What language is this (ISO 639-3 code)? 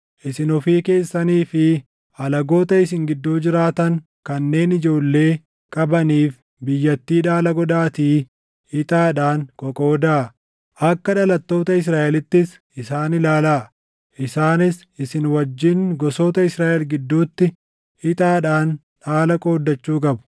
orm